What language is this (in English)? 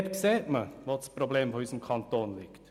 Swiss German